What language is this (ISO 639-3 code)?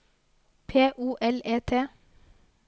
nor